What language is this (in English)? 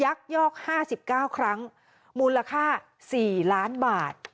Thai